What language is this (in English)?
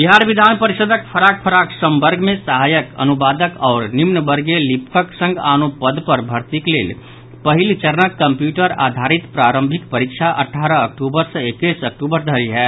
Maithili